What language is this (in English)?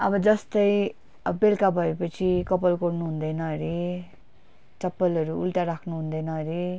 Nepali